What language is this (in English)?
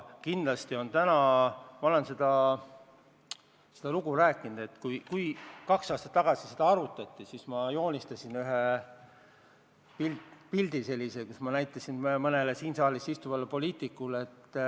Estonian